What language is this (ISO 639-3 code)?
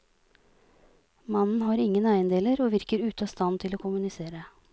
nor